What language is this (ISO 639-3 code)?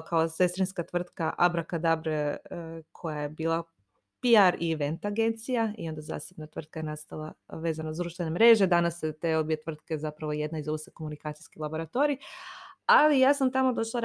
hrv